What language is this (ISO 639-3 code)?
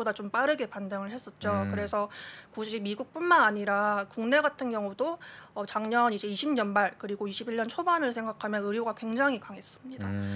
kor